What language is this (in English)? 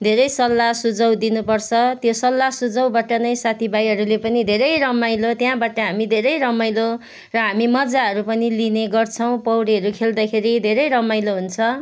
Nepali